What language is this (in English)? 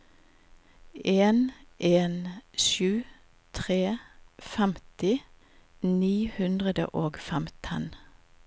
Norwegian